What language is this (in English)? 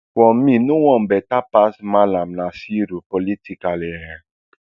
Nigerian Pidgin